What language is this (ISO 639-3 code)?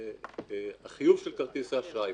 heb